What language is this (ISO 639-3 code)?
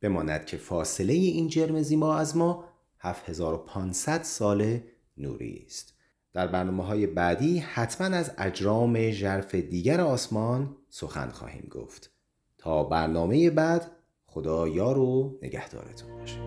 fas